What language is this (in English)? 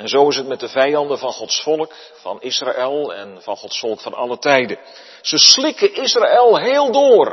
Dutch